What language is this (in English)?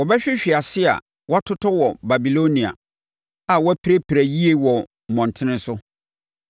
Akan